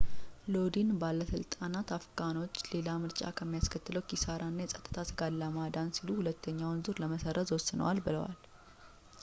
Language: Amharic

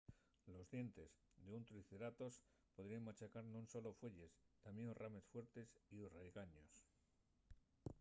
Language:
Asturian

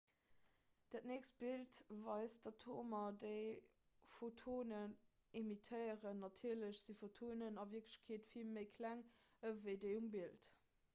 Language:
Luxembourgish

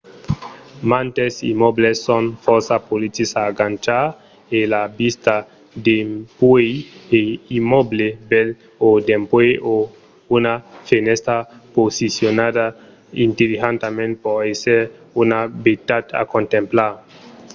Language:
Occitan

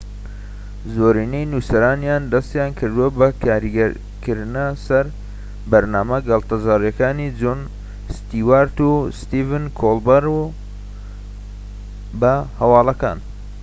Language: Central Kurdish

